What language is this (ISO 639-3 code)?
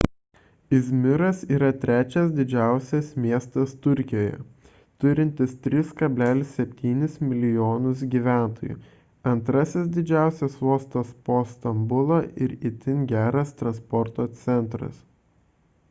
lit